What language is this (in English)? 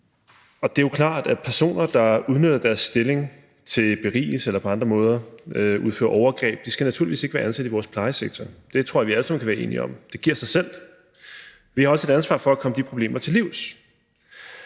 Danish